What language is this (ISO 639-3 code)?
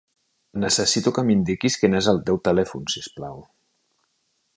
cat